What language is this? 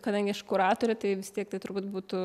Lithuanian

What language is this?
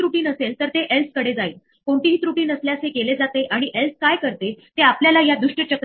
Marathi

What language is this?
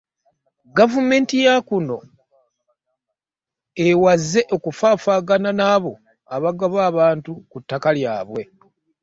Ganda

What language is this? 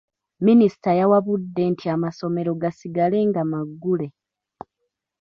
Ganda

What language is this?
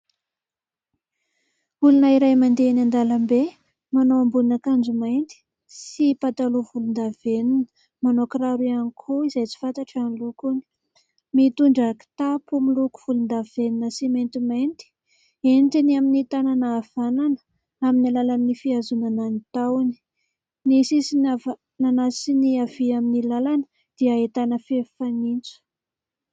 Malagasy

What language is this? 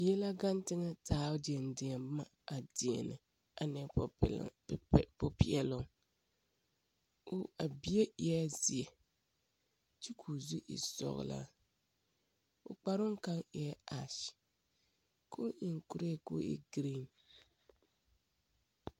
Southern Dagaare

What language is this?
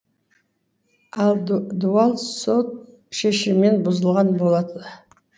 Kazakh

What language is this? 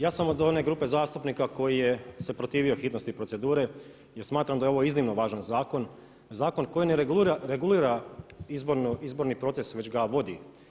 Croatian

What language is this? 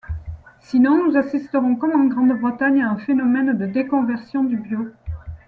French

